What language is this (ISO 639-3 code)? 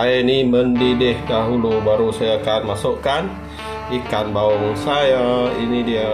msa